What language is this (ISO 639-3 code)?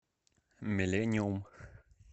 rus